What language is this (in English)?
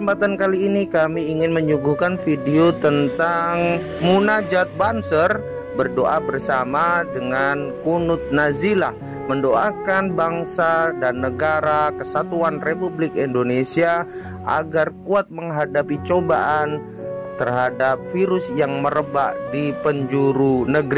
Indonesian